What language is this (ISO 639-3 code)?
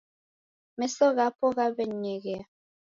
dav